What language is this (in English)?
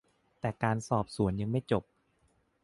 Thai